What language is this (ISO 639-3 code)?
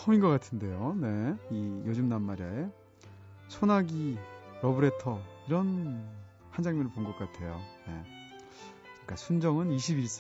kor